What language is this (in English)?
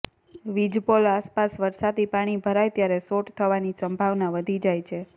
Gujarati